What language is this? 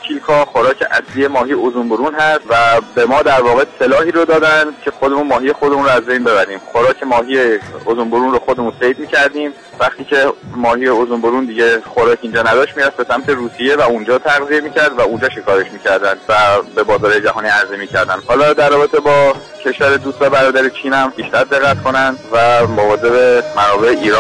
Persian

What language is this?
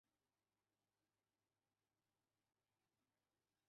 Bangla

